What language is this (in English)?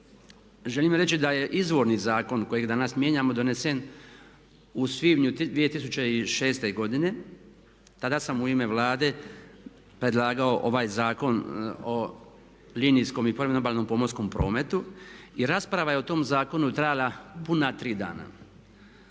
Croatian